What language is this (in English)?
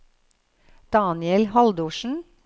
Norwegian